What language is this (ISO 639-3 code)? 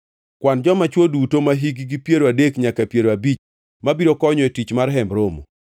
luo